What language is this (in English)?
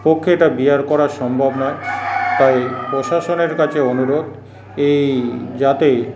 Bangla